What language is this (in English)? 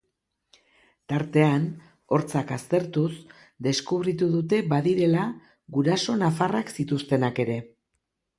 Basque